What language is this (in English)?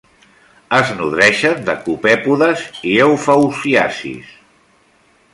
Catalan